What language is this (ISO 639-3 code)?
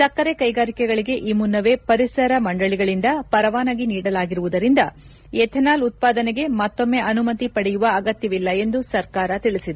kan